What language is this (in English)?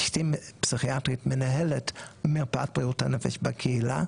Hebrew